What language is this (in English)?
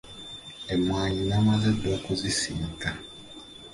Ganda